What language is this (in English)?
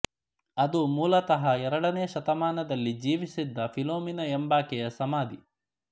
Kannada